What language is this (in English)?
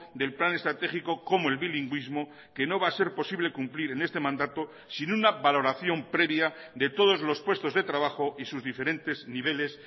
Spanish